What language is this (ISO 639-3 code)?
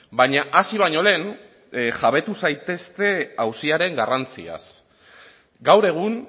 eus